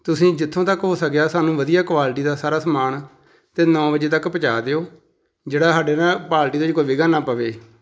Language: Punjabi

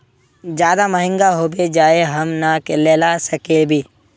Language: Magahi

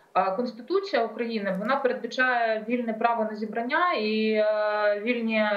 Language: Ukrainian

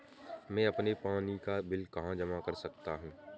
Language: Hindi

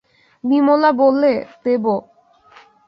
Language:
Bangla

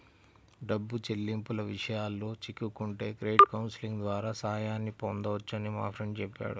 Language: Telugu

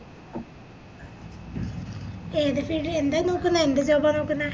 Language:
Malayalam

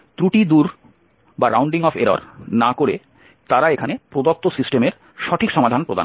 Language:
Bangla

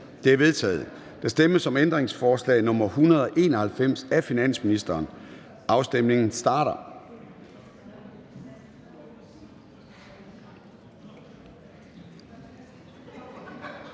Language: Danish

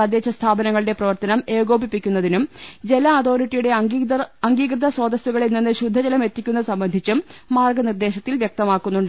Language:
Malayalam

